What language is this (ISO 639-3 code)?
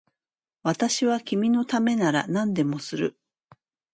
jpn